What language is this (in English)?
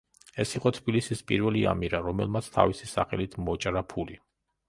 Georgian